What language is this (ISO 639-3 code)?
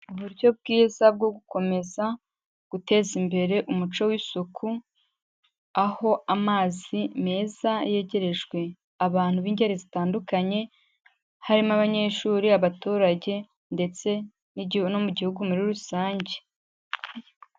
kin